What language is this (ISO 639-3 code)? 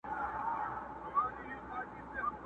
pus